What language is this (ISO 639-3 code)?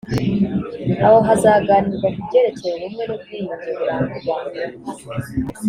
kin